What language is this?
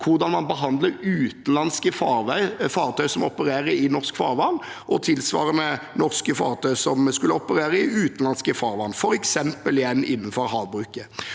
Norwegian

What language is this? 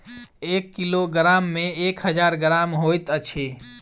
Maithili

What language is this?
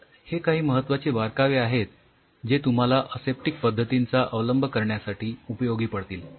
Marathi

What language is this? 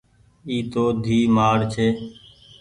Goaria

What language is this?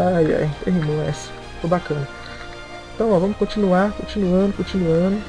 Portuguese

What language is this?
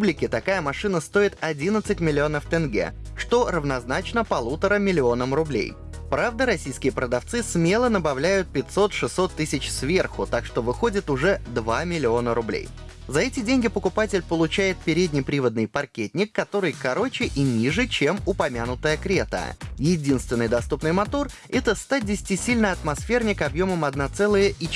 Russian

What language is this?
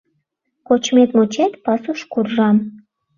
Mari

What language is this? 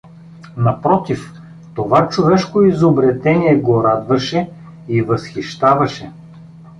Bulgarian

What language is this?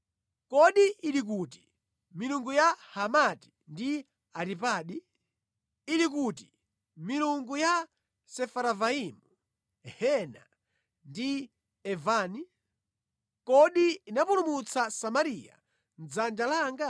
Nyanja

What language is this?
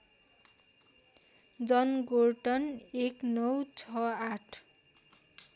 Nepali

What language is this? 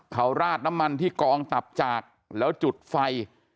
Thai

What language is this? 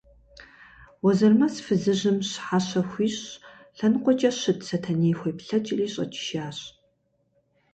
Kabardian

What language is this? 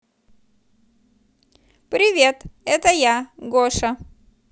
Russian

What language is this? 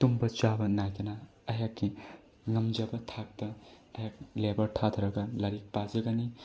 Manipuri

